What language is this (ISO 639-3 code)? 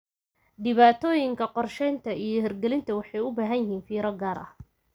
som